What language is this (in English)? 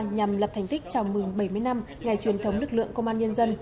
Vietnamese